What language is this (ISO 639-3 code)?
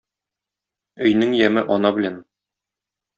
tat